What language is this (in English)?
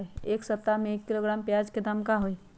Magahi